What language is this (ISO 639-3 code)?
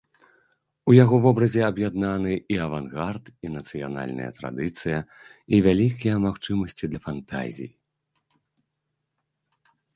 bel